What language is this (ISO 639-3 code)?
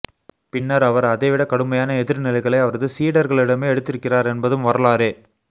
tam